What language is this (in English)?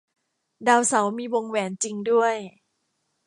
Thai